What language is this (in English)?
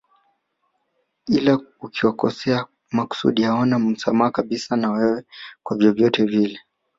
Swahili